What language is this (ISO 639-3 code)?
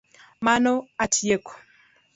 luo